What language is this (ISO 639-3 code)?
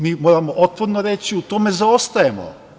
srp